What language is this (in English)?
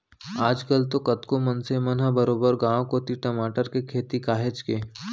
Chhattisgarhi